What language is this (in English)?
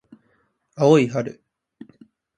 Japanese